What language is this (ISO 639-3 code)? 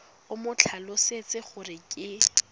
tsn